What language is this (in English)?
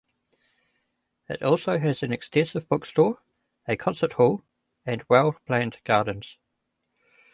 English